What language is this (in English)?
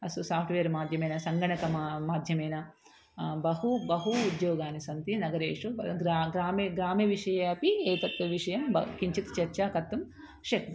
Sanskrit